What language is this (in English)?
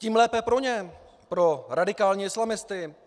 Czech